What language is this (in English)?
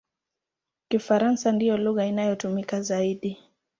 Swahili